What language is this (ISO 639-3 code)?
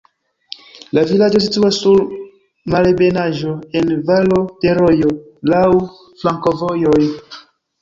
epo